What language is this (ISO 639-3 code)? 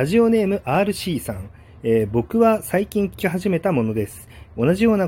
jpn